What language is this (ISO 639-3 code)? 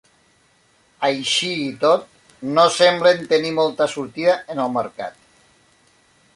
cat